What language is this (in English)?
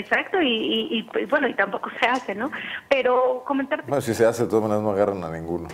Spanish